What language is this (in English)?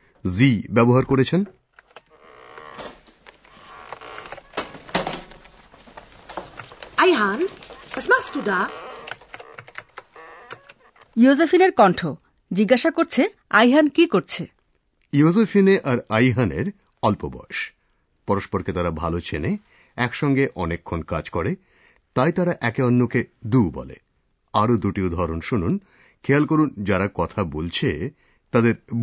Bangla